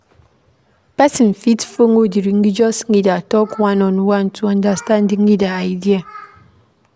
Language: Nigerian Pidgin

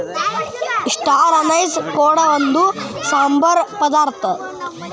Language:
Kannada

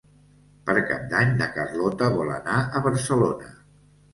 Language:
Catalan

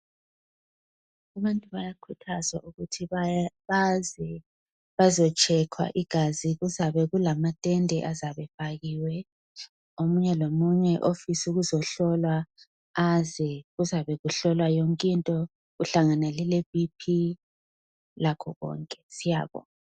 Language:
North Ndebele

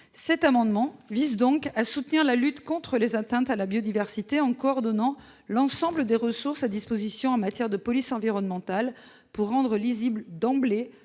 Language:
French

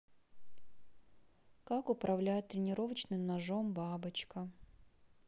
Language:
Russian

